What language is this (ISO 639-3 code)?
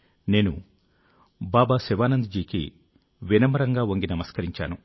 tel